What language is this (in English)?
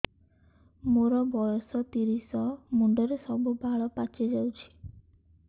Odia